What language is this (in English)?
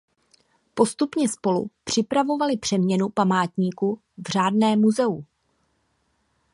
Czech